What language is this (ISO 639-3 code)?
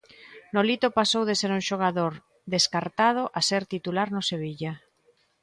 glg